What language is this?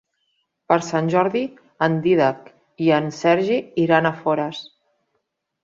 Catalan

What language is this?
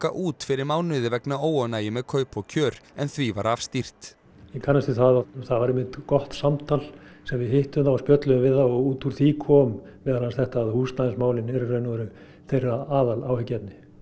Icelandic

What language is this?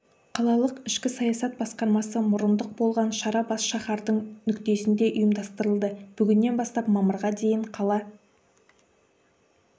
Kazakh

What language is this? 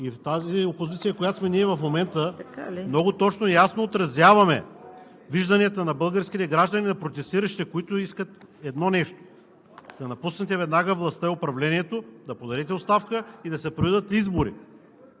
Bulgarian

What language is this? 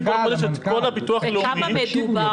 Hebrew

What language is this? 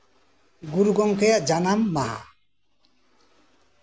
Santali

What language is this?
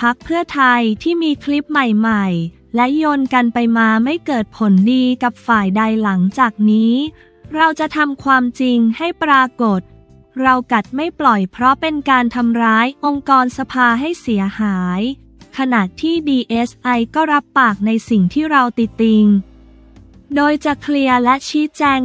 Thai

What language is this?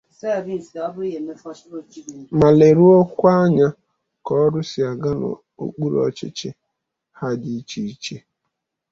Igbo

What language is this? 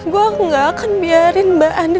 Indonesian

